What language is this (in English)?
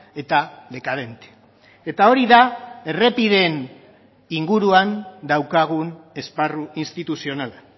Basque